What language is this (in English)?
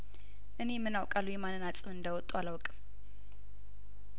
Amharic